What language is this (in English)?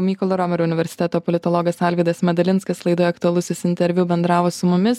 Lithuanian